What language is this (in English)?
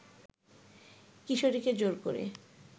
Bangla